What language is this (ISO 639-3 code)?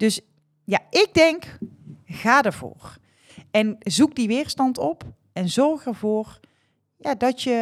nld